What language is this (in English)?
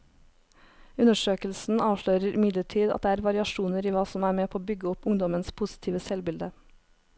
Norwegian